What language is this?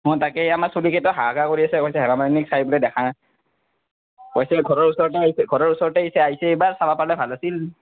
Assamese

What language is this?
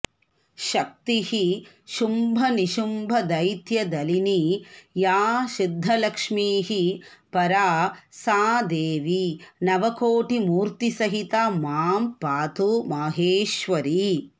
Sanskrit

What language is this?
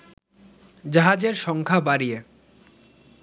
Bangla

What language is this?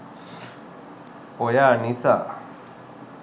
Sinhala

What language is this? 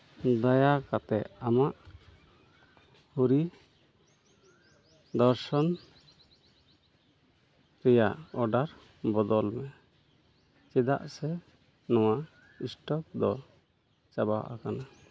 Santali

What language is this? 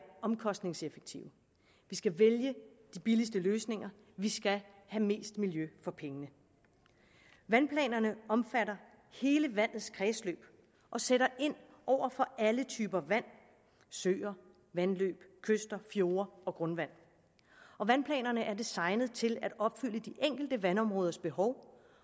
Danish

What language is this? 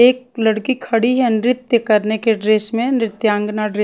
Hindi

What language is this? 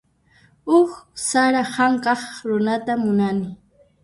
Puno Quechua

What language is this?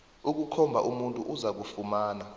South Ndebele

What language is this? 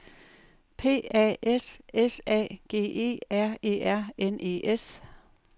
Danish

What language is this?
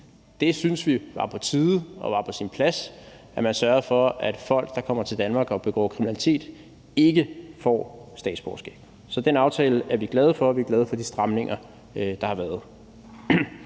Danish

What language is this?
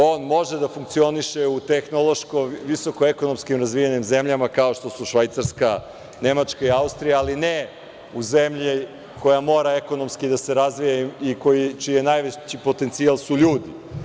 Serbian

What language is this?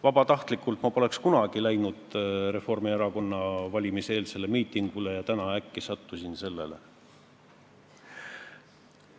Estonian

